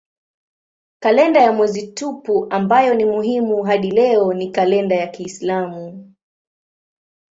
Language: Swahili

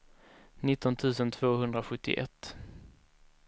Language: Swedish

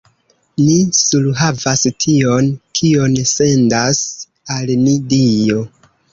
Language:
Esperanto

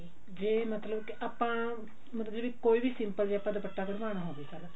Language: Punjabi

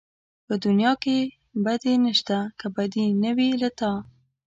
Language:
Pashto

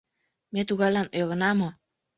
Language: Mari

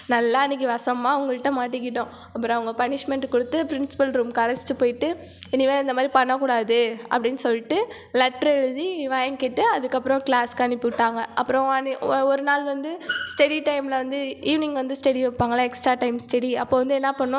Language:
Tamil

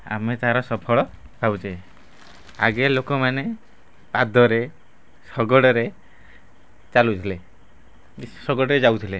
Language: Odia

